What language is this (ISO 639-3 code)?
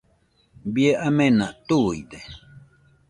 hux